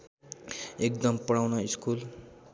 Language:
Nepali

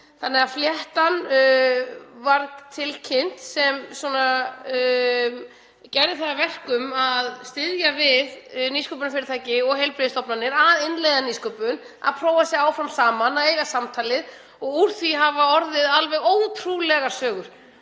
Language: Icelandic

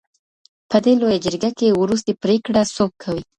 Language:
Pashto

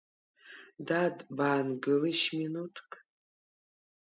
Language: Abkhazian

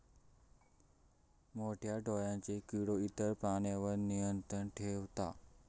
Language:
Marathi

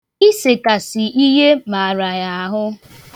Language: Igbo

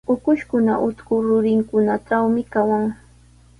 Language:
Sihuas Ancash Quechua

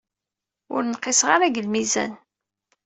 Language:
Kabyle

